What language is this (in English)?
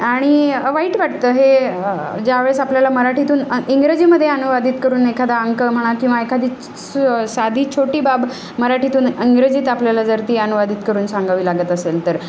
Marathi